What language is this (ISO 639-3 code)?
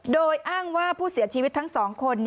tha